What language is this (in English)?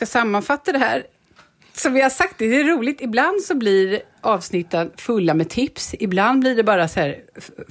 Swedish